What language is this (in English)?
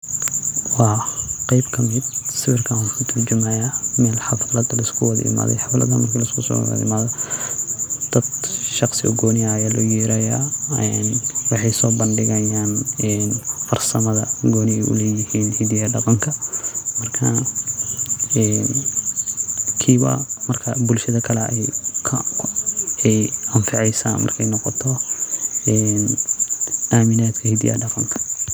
Somali